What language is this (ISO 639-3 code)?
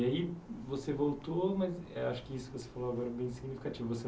por